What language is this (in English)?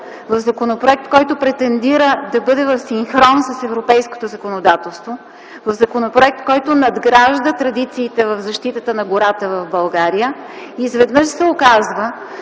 Bulgarian